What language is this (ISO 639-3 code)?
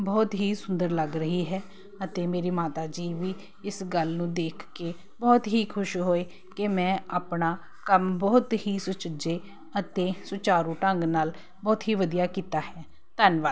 pan